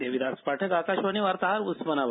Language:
Marathi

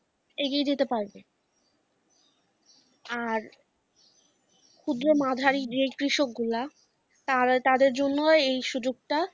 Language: Bangla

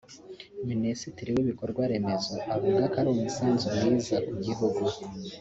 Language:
Kinyarwanda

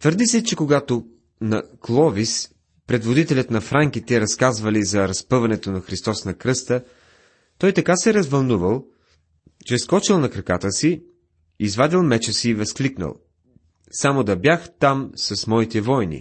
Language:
Bulgarian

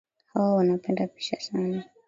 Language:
Swahili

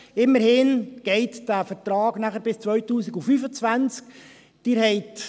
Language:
Swiss German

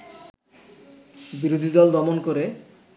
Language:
Bangla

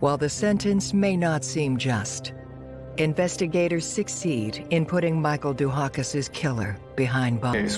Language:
English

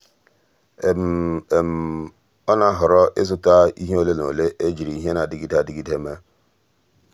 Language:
Igbo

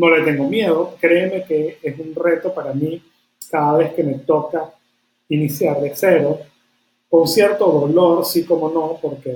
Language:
Spanish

